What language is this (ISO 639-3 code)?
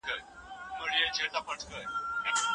pus